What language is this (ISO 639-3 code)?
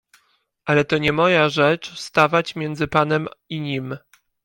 pol